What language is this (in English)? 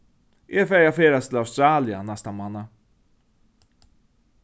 Faroese